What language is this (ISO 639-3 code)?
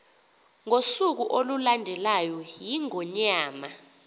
xho